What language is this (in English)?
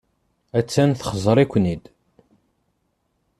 Kabyle